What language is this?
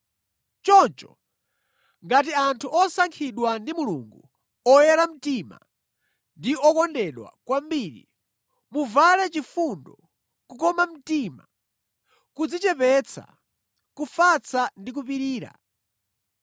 Nyanja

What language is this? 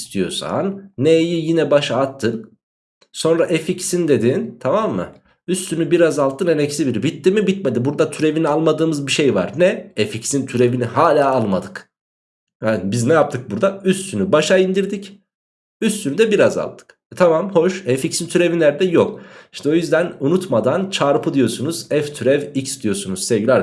Turkish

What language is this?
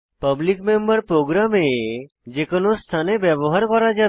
Bangla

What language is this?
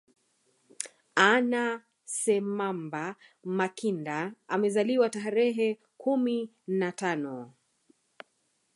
Swahili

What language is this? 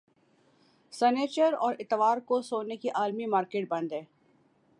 Urdu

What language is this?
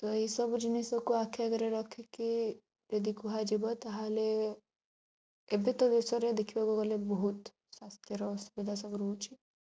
Odia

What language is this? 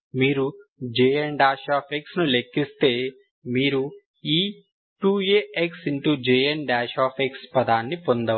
Telugu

